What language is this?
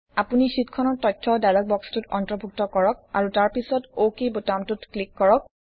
Assamese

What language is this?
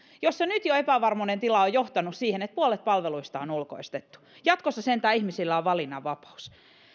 Finnish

